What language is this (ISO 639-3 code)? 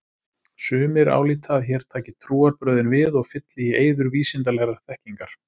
isl